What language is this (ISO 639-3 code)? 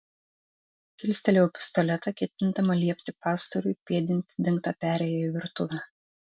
lit